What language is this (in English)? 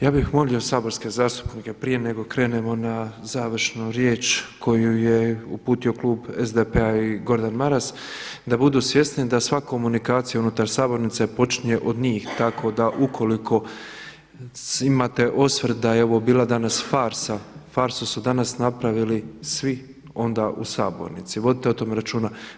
Croatian